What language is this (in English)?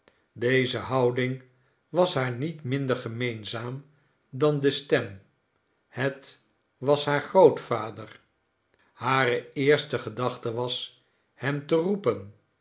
Dutch